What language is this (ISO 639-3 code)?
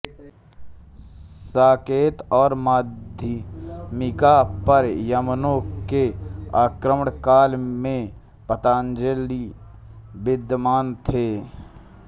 hin